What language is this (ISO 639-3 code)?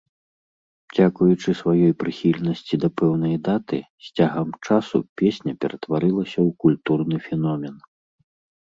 bel